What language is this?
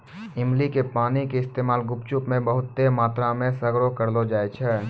Maithili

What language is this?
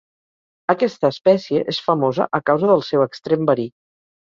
Catalan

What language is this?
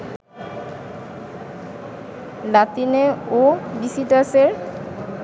Bangla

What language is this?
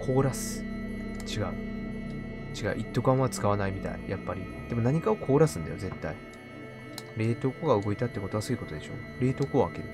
Japanese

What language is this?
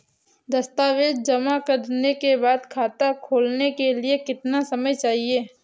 Hindi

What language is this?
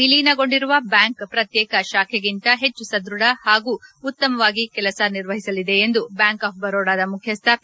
Kannada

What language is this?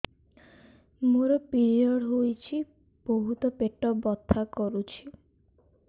Odia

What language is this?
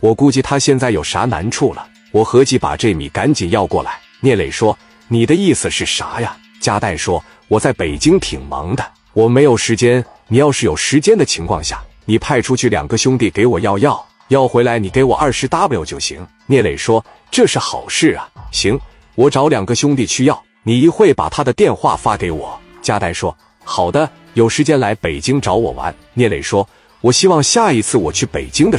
Chinese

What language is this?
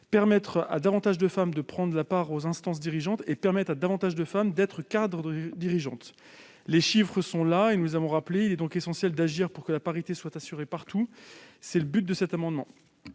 French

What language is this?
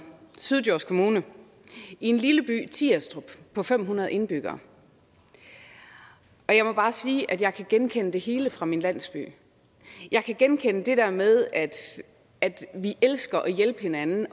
Danish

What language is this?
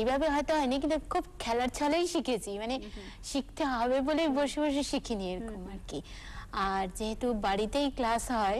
Hindi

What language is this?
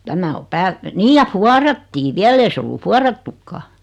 Finnish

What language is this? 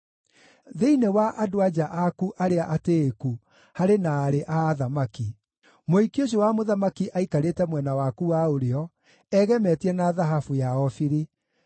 Kikuyu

